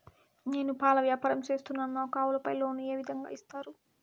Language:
Telugu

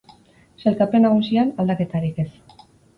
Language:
Basque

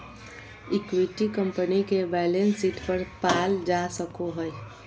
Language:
Magahi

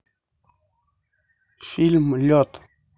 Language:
Russian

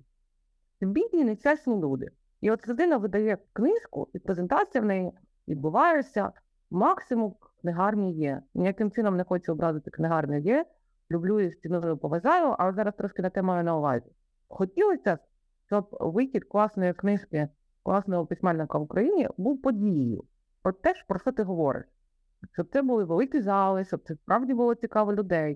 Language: Ukrainian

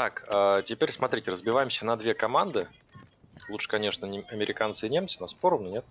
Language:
Russian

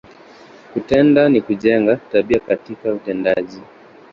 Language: Swahili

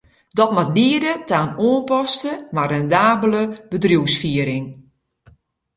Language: Western Frisian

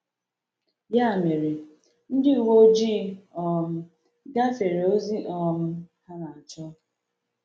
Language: Igbo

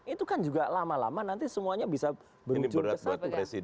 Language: Indonesian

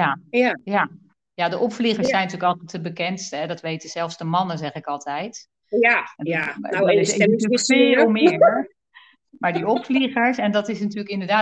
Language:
Dutch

